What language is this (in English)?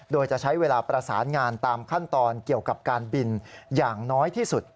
Thai